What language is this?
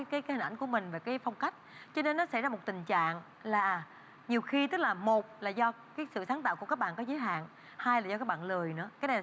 Vietnamese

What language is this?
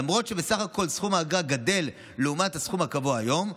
Hebrew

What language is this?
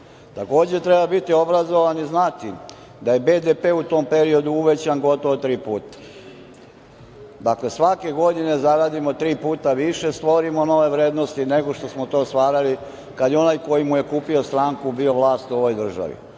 Serbian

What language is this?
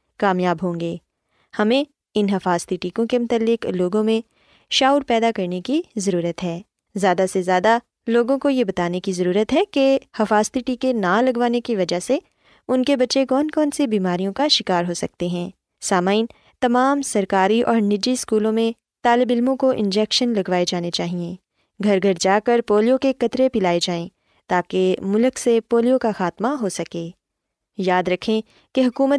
Urdu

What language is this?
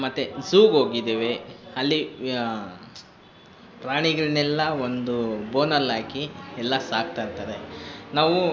Kannada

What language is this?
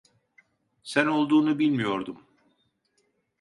Turkish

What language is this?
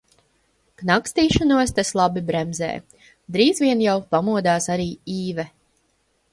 Latvian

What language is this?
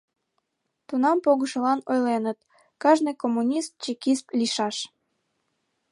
Mari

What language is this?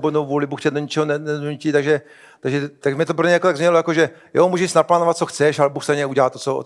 Czech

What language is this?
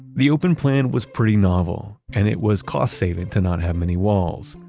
English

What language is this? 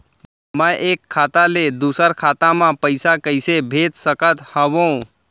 Chhattisgarhi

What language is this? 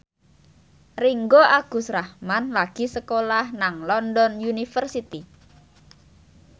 Javanese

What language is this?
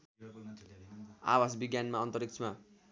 Nepali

